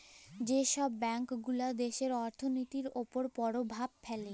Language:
Bangla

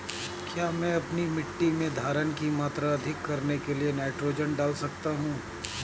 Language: Hindi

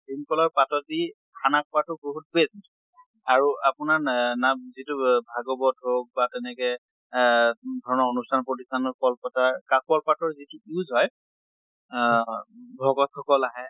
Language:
Assamese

